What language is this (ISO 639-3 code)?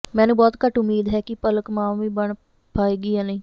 pan